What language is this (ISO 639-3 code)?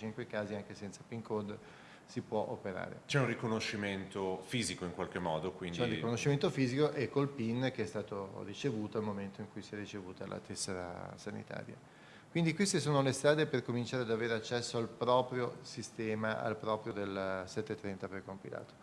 ita